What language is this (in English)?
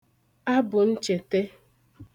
Igbo